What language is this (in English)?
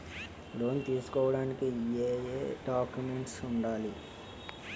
Telugu